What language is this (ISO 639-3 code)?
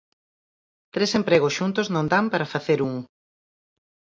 glg